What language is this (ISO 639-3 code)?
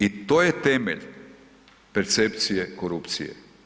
hrv